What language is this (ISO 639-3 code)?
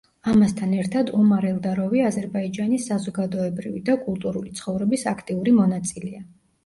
kat